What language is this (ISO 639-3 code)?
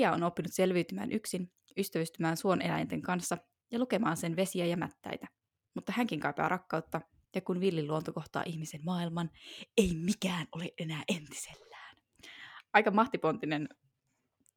fin